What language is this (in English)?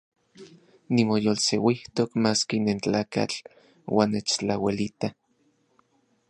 Central Puebla Nahuatl